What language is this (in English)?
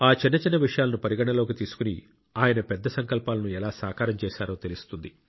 Telugu